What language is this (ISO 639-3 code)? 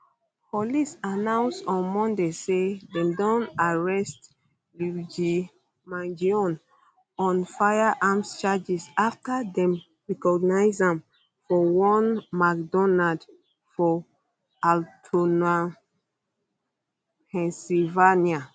pcm